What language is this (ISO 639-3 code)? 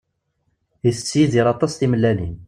kab